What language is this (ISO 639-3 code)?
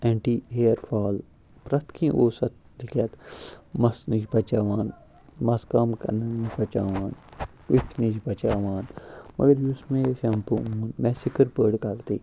kas